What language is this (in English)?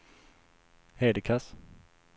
Swedish